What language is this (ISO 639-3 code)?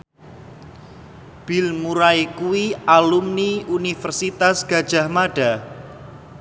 jav